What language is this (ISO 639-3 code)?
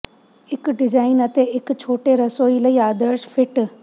pan